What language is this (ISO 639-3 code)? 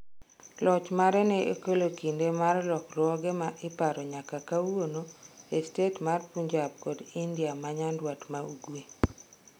luo